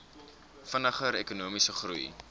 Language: Afrikaans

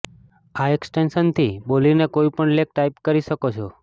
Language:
Gujarati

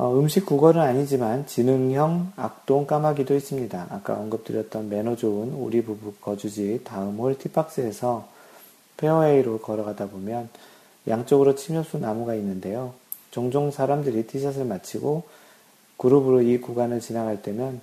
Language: Korean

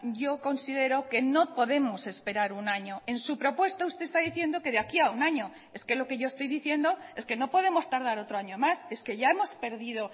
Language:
Spanish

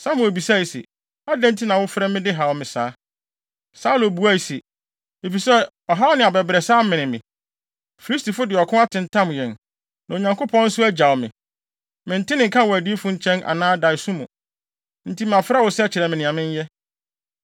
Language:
Akan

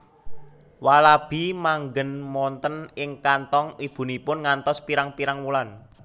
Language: Javanese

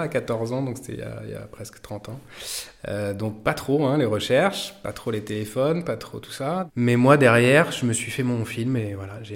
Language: French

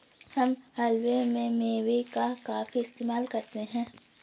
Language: Hindi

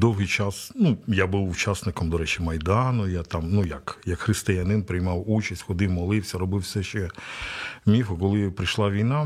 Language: Ukrainian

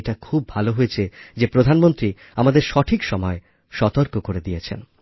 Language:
Bangla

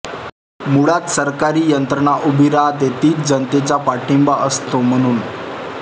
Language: Marathi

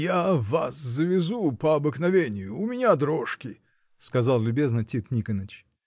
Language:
Russian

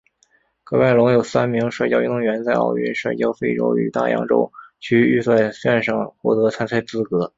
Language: Chinese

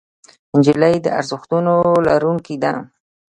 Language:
Pashto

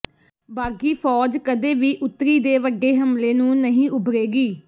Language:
Punjabi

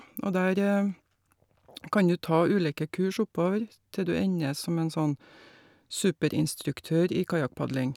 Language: Norwegian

